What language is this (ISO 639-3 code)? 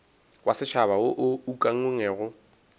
nso